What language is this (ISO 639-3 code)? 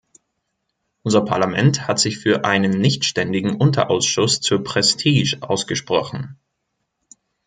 deu